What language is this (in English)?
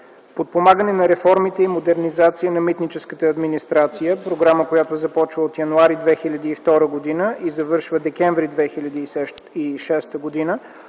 Bulgarian